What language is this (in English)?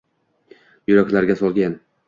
Uzbek